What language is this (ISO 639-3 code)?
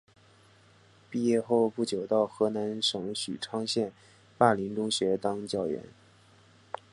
zho